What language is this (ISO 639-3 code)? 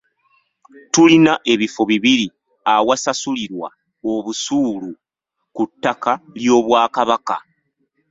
lug